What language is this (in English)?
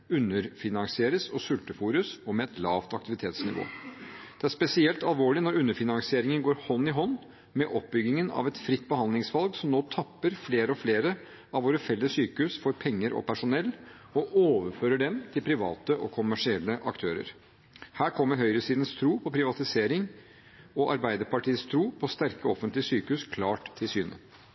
Norwegian Bokmål